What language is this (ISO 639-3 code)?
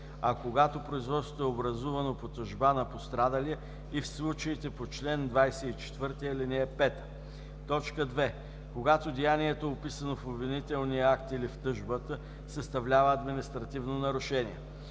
bul